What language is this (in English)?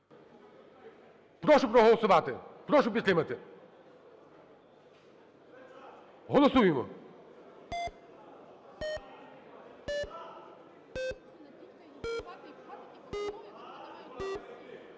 Ukrainian